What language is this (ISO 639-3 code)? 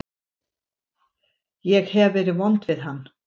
isl